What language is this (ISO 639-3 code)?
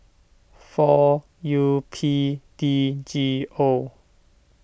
eng